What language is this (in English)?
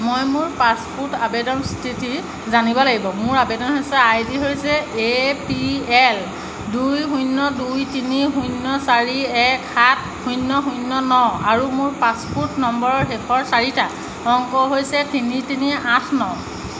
Assamese